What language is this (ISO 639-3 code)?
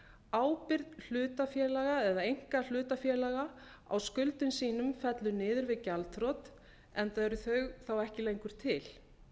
isl